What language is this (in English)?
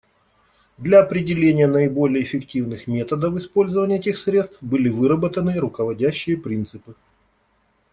Russian